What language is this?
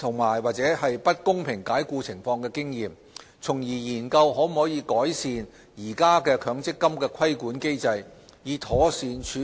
Cantonese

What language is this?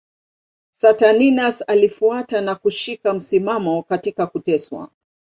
Swahili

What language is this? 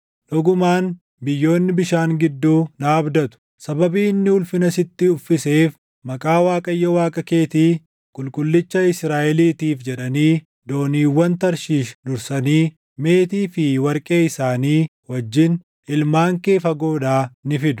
Oromo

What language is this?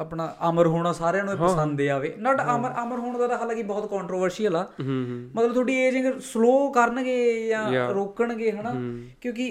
Punjabi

